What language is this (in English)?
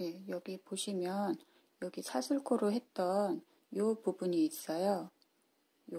Korean